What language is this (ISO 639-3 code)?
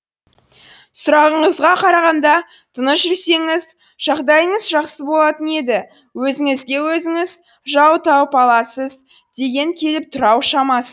kaz